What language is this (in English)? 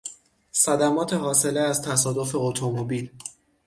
Persian